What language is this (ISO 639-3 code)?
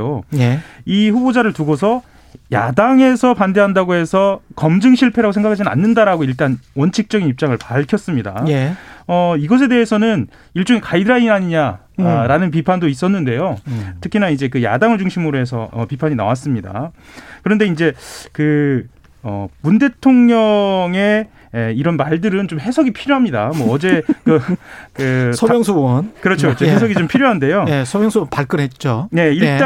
kor